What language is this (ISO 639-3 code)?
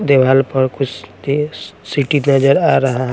hin